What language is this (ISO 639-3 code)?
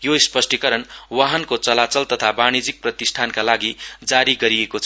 nep